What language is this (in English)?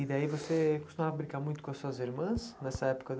Portuguese